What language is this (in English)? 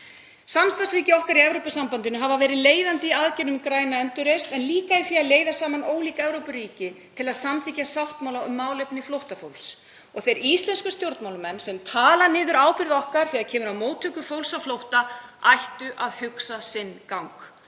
Icelandic